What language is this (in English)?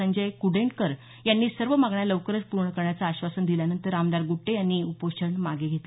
Marathi